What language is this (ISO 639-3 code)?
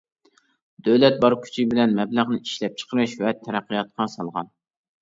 uig